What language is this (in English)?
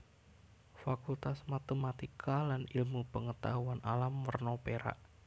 Javanese